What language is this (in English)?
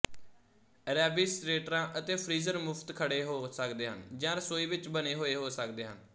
Punjabi